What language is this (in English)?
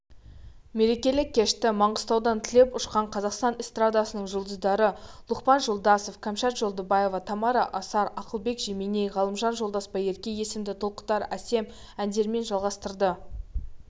Kazakh